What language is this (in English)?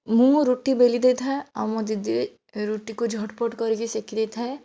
Odia